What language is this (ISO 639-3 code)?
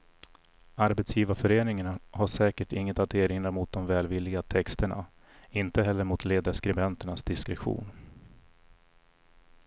swe